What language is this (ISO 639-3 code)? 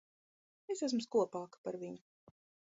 lav